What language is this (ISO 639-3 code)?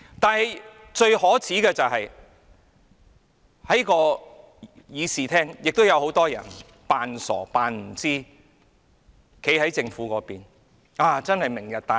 yue